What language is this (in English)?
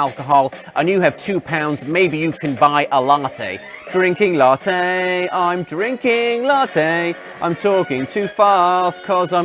English